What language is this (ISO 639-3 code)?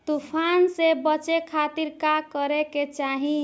bho